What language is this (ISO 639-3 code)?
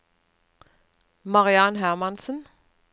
nor